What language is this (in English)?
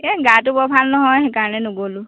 Assamese